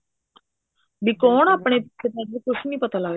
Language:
Punjabi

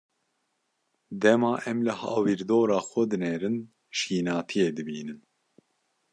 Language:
Kurdish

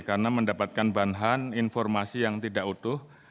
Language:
Indonesian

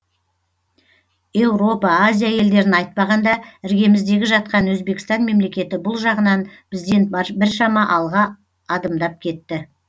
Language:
Kazakh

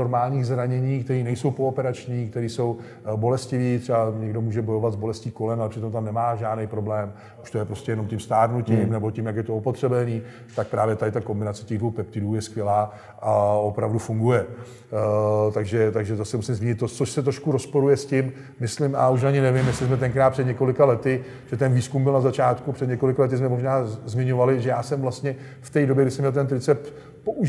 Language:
Czech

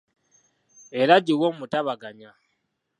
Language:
Ganda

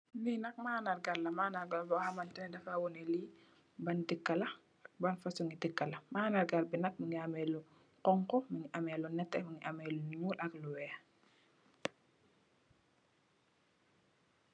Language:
Wolof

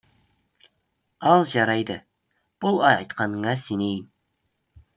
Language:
Kazakh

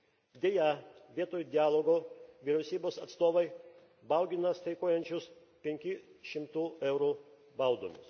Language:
Lithuanian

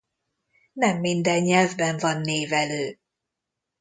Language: Hungarian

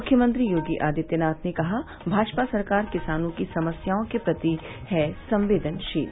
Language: Hindi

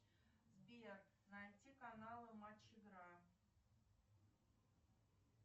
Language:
Russian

